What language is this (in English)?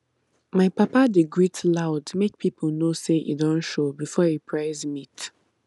Nigerian Pidgin